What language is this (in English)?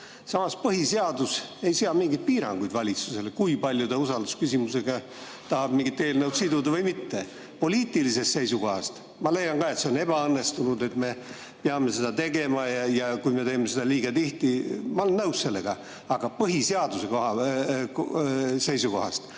Estonian